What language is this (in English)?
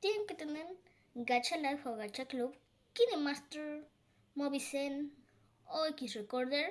Spanish